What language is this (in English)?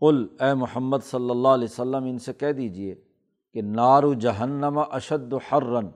Urdu